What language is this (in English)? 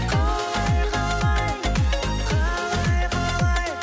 Kazakh